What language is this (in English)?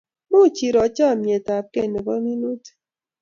Kalenjin